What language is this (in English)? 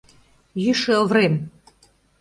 Mari